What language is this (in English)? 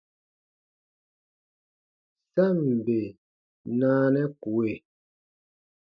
Baatonum